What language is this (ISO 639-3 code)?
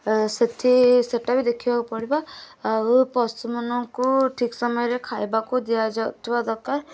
ori